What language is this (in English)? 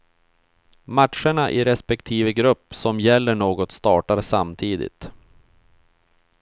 Swedish